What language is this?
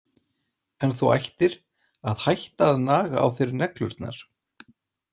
Icelandic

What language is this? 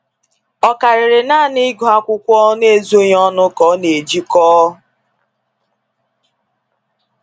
Igbo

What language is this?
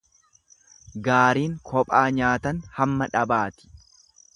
Oromo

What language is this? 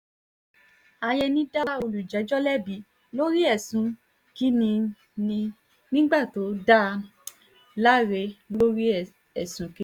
Yoruba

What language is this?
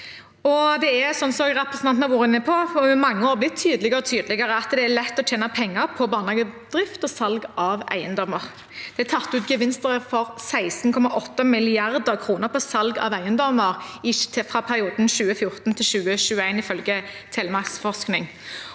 Norwegian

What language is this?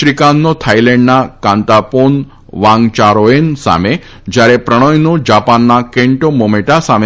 Gujarati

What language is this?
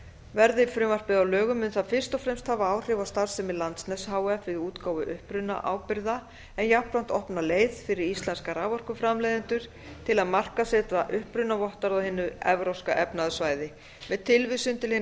Icelandic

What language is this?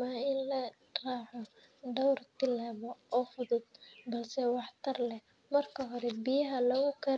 Somali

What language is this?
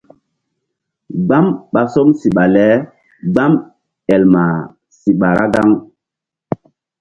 Mbum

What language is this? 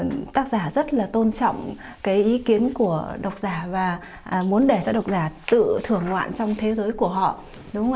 Vietnamese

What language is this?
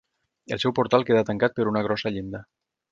Catalan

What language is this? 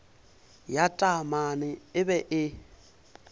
Northern Sotho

